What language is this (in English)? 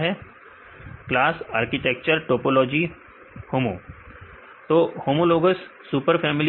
Hindi